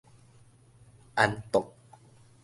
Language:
Min Nan Chinese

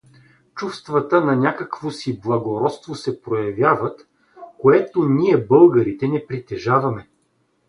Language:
Bulgarian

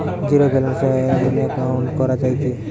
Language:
Bangla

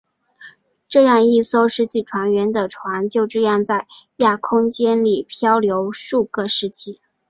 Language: Chinese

